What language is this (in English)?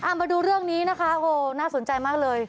Thai